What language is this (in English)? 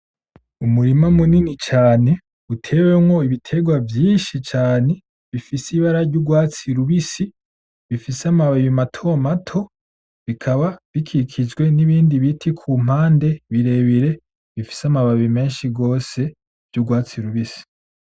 Rundi